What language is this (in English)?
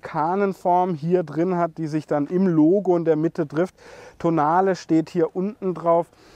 German